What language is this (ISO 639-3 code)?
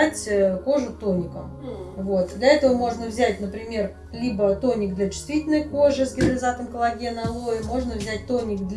rus